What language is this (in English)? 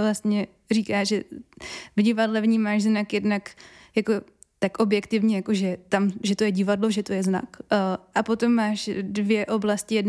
Czech